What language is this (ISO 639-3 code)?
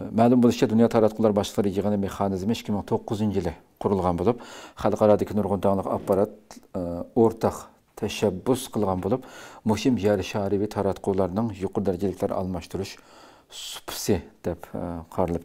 tur